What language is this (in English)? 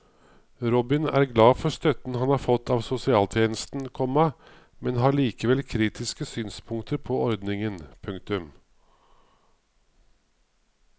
Norwegian